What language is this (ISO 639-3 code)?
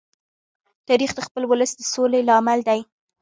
pus